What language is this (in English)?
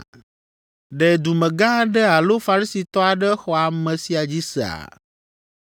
Ewe